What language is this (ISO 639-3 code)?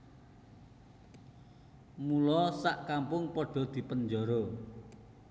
jav